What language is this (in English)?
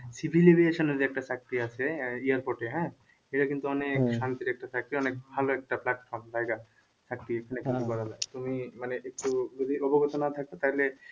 Bangla